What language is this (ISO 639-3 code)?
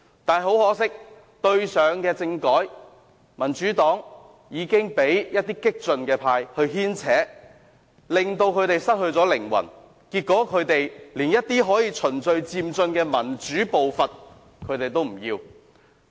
yue